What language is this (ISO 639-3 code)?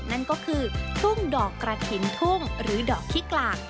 tha